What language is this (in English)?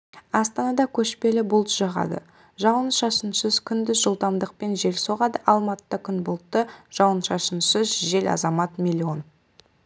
Kazakh